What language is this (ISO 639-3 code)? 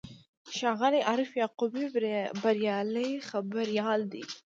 pus